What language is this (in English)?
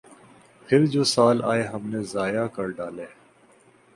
Urdu